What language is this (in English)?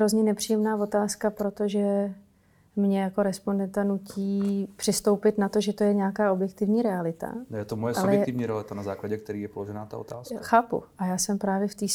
Czech